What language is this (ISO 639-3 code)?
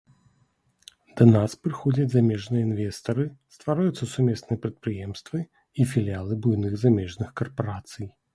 bel